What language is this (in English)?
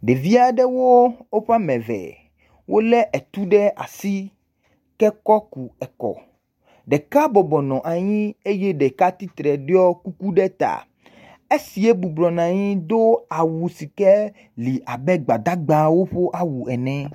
Ewe